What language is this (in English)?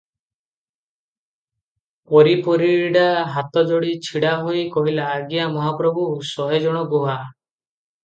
Odia